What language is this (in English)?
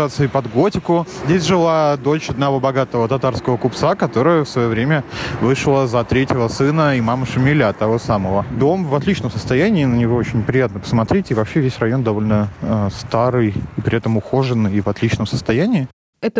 Russian